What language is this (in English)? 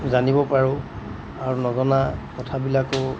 Assamese